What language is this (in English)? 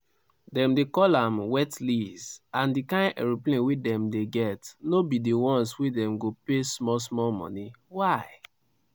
Nigerian Pidgin